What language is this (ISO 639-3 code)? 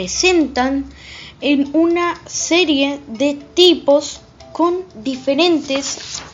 spa